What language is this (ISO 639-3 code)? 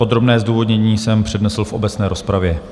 ces